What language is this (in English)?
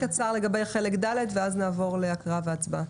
Hebrew